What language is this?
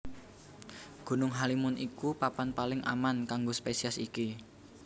Javanese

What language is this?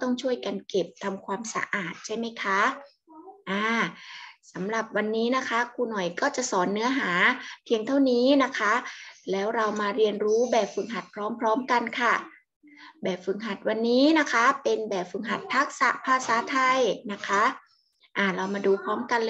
Thai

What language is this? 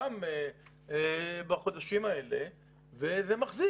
Hebrew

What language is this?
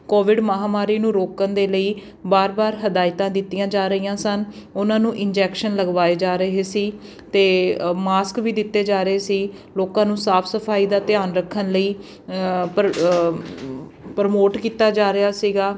Punjabi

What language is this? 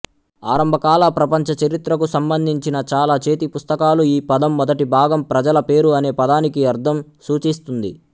Telugu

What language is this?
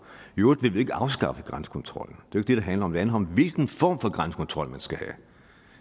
Danish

